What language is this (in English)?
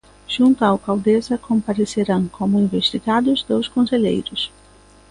Galician